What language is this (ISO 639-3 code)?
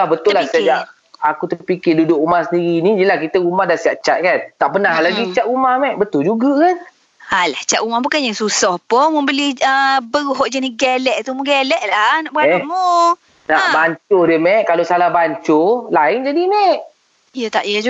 msa